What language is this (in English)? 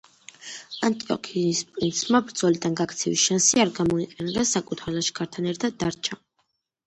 Georgian